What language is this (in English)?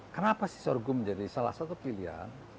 Indonesian